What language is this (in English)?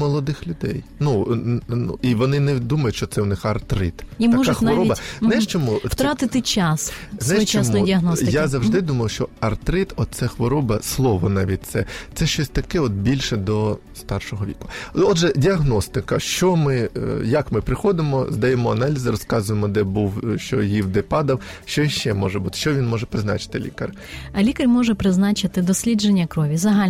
Ukrainian